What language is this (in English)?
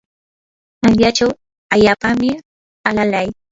Yanahuanca Pasco Quechua